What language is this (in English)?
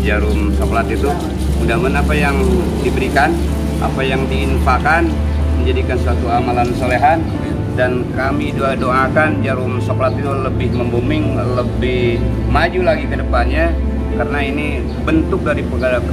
Indonesian